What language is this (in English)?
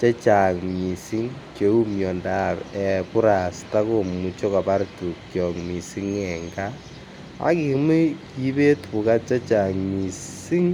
Kalenjin